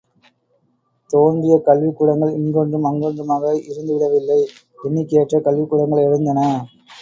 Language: Tamil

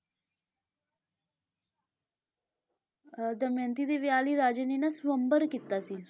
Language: Punjabi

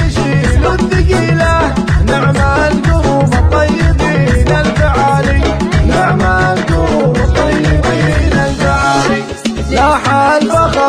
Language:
Arabic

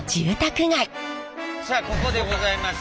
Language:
Japanese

